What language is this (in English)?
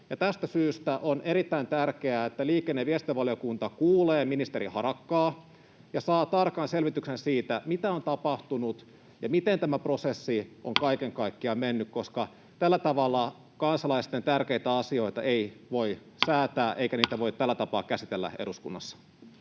Finnish